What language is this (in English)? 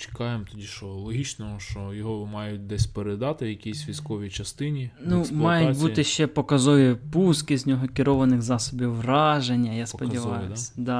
Ukrainian